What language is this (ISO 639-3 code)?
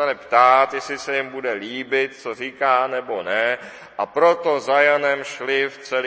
ces